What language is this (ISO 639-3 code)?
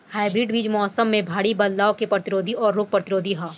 bho